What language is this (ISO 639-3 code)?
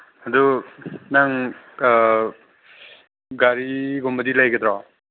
mni